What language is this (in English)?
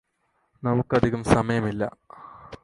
Malayalam